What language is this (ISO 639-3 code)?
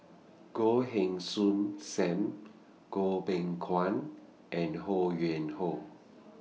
eng